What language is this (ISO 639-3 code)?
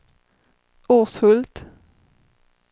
swe